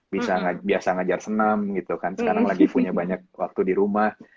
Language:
Indonesian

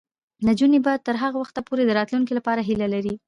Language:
Pashto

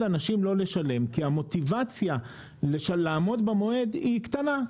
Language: Hebrew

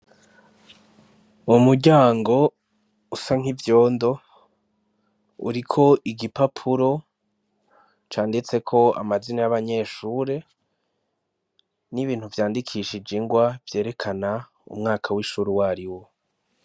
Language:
Rundi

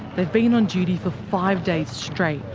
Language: English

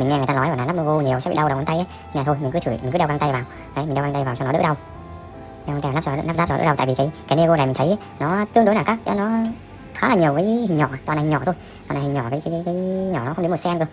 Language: Vietnamese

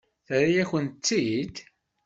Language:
Kabyle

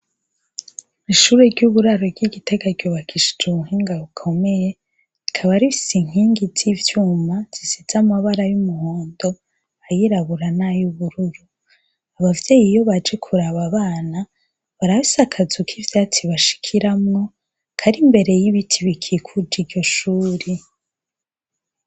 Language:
Rundi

